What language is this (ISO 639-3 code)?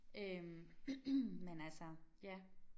dan